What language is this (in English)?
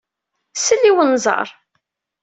Kabyle